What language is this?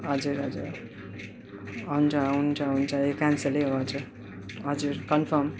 Nepali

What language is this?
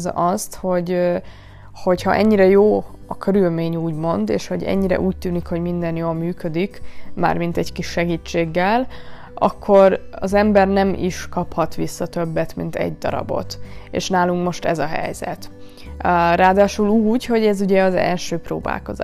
Hungarian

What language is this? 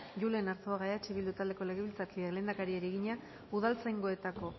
Basque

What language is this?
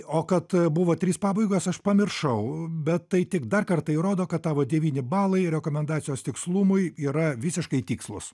Lithuanian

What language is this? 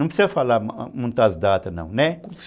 Portuguese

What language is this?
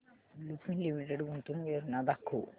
Marathi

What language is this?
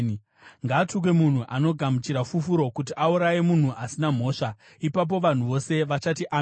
Shona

